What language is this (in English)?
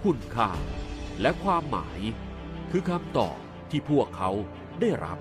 Thai